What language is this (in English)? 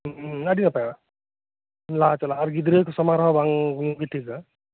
Santali